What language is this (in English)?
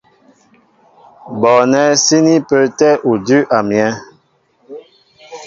Mbo (Cameroon)